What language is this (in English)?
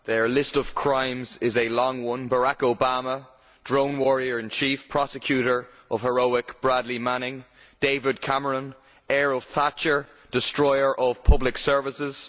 English